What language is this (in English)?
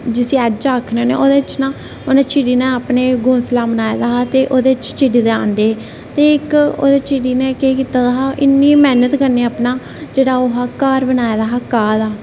Dogri